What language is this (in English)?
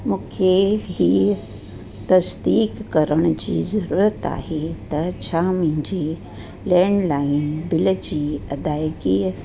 Sindhi